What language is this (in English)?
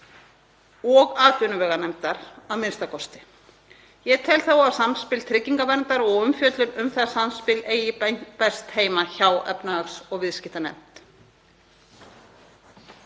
Icelandic